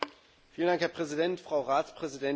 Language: German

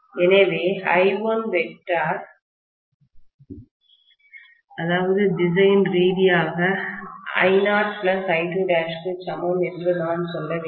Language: Tamil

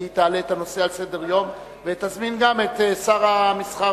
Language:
Hebrew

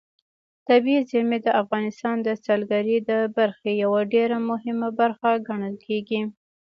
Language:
Pashto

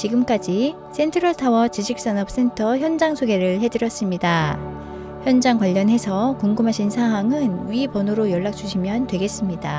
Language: Korean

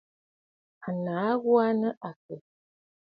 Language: Bafut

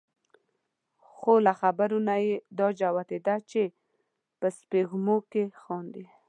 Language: Pashto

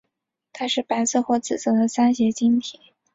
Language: Chinese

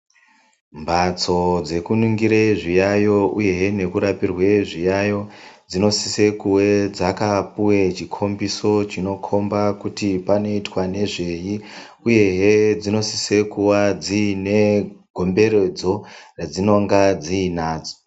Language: Ndau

